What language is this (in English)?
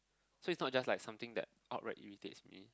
English